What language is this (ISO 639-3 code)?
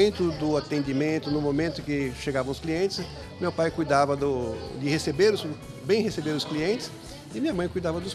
por